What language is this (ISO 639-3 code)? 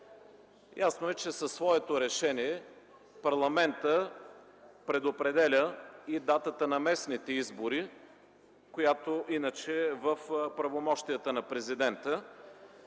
bul